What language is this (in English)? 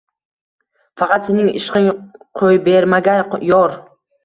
Uzbek